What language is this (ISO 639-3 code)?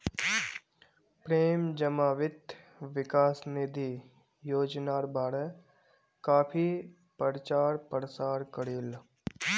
mag